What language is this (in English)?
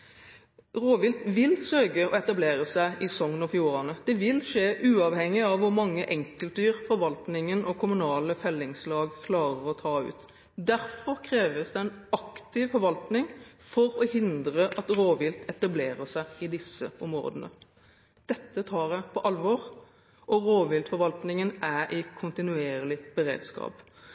Norwegian Bokmål